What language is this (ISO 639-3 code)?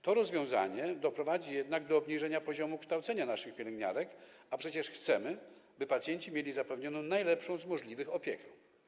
pol